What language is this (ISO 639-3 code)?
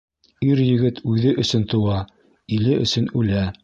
bak